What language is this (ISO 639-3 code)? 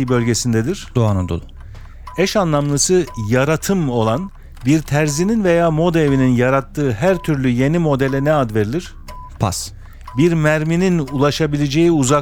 tur